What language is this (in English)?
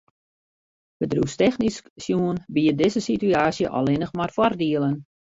Western Frisian